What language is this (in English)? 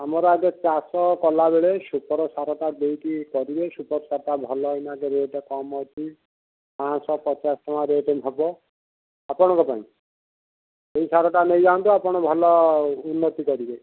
Odia